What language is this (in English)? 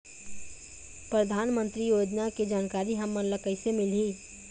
Chhattisgarhi